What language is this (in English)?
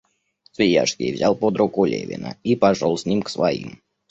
Russian